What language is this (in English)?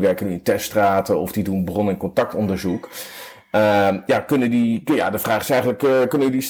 Dutch